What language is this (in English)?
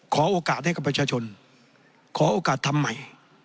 Thai